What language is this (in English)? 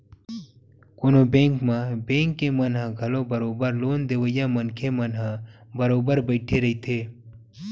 Chhattisgarhi